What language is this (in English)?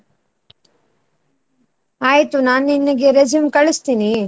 Kannada